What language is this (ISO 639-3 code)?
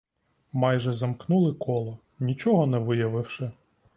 ukr